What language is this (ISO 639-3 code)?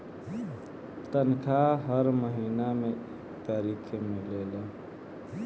bho